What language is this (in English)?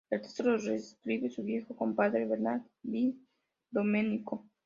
Spanish